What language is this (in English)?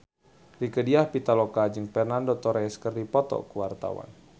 Sundanese